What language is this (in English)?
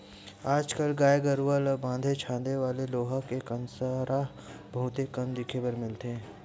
Chhattisgarhi